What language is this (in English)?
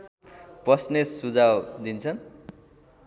Nepali